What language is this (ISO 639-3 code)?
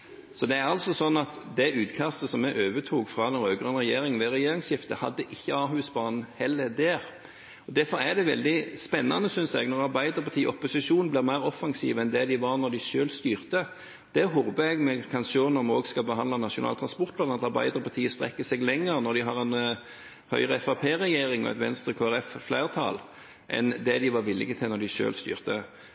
nob